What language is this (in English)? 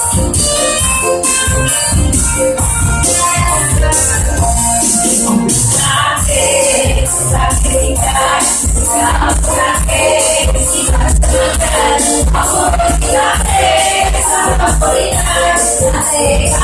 Ukrainian